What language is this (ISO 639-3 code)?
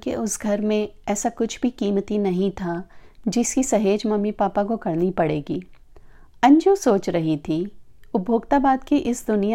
hin